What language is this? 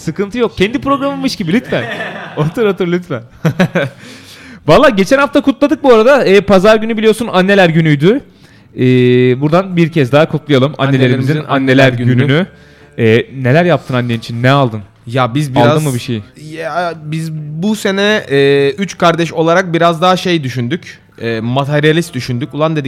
Turkish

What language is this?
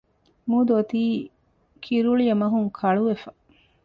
Divehi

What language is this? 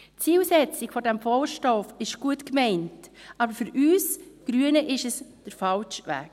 Swiss German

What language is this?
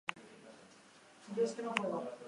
Basque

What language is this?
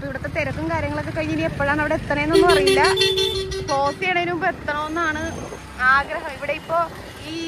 Malayalam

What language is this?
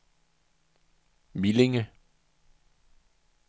Danish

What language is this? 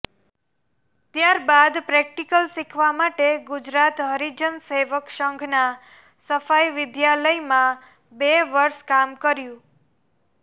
Gujarati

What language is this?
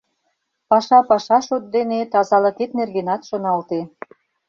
Mari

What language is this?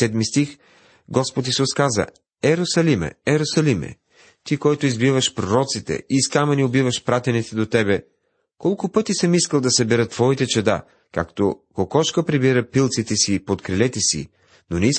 Bulgarian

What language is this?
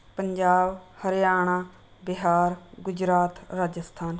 Punjabi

